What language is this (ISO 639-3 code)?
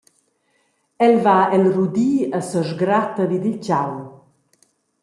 roh